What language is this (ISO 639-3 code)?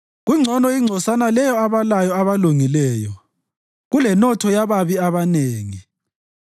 nde